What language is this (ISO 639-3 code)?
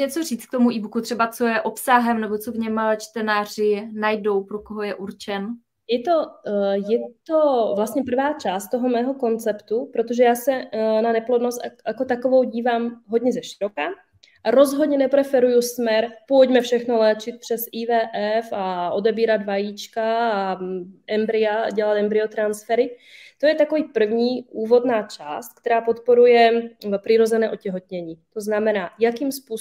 ces